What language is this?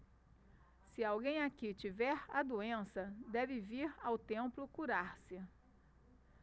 Portuguese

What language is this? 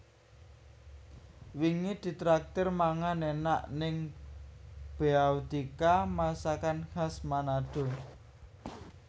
Javanese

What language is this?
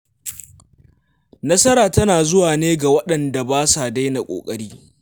Hausa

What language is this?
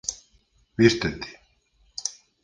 Galician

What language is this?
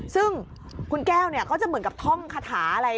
Thai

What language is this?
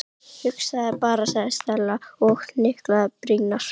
Icelandic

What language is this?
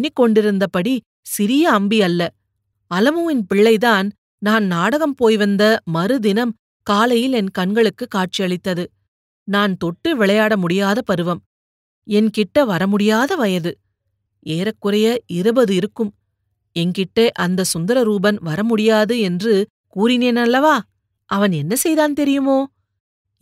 Tamil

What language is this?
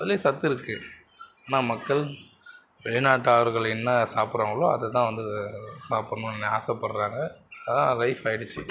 Tamil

